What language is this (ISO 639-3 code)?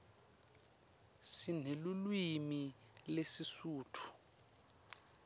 ssw